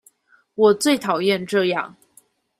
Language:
Chinese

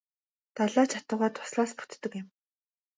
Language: Mongolian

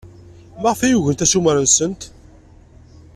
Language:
Kabyle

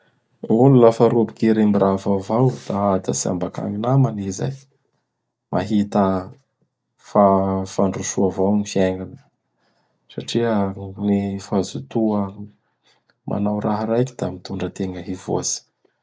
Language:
Bara Malagasy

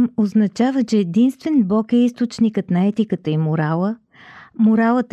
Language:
Bulgarian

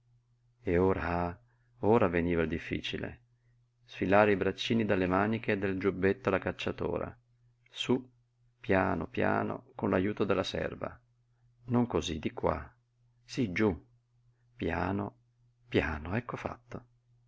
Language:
Italian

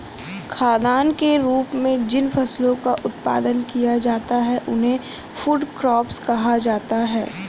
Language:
Hindi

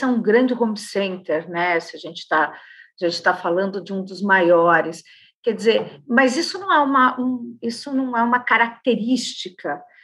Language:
Portuguese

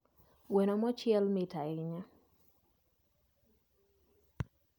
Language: Luo (Kenya and Tanzania)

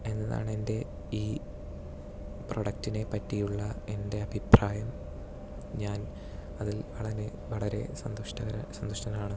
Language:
Malayalam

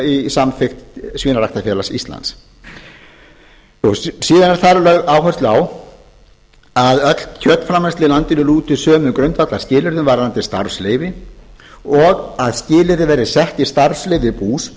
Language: Icelandic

